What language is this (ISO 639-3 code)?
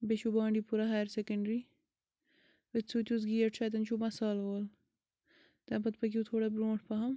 kas